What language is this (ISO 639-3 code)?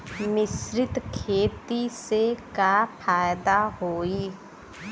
bho